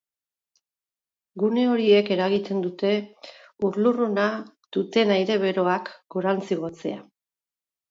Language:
Basque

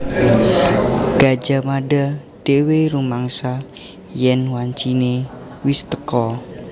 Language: Javanese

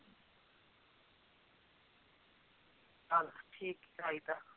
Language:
Punjabi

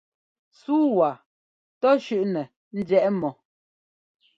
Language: Ngomba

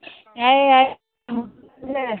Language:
Manipuri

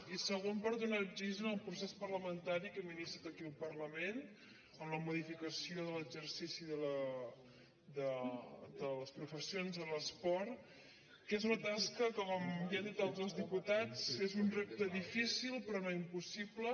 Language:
Catalan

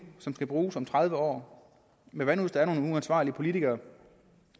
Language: Danish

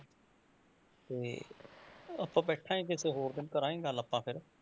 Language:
Punjabi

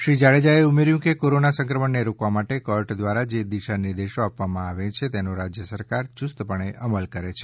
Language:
Gujarati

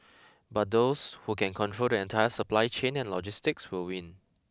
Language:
English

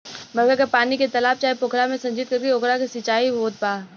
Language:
Bhojpuri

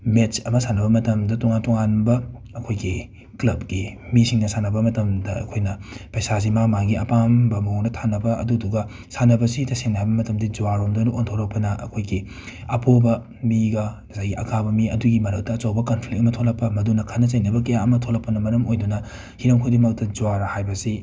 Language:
Manipuri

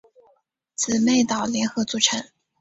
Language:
Chinese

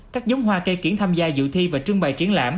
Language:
Vietnamese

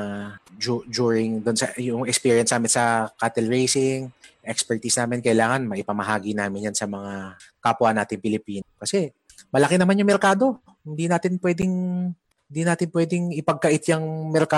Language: Filipino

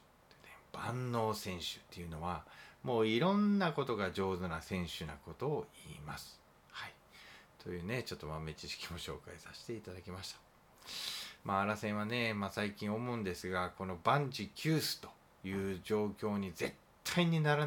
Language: Japanese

